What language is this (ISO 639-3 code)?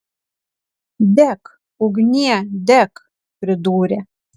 lit